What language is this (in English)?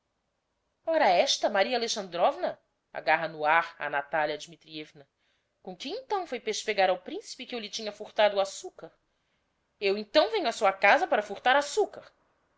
Portuguese